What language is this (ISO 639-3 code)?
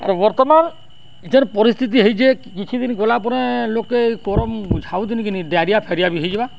ori